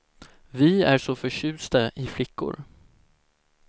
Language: Swedish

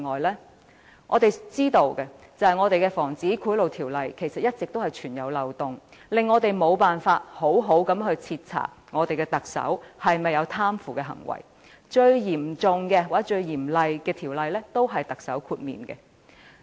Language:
Cantonese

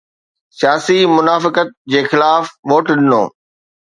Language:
Sindhi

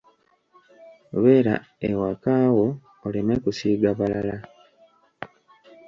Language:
Ganda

